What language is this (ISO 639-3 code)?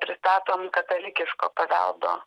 lit